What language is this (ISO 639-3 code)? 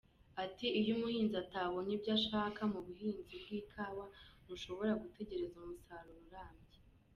kin